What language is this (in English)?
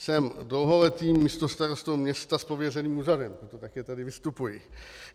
Czech